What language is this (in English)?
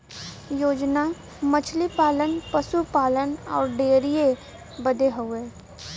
Bhojpuri